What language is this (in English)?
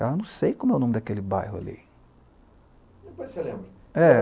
Portuguese